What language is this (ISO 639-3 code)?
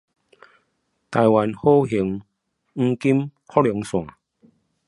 zho